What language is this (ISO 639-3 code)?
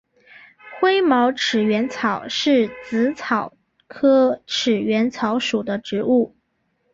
zho